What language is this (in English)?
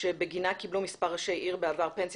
Hebrew